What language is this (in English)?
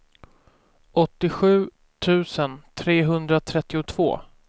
Swedish